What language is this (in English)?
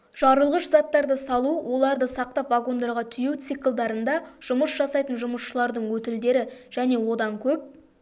Kazakh